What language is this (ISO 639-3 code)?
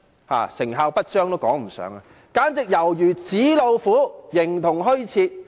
yue